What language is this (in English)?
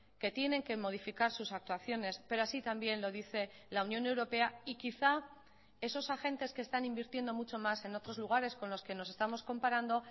Spanish